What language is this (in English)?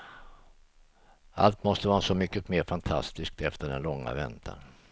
Swedish